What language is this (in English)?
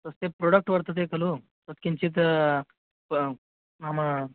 Sanskrit